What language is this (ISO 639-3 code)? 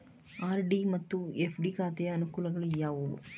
kan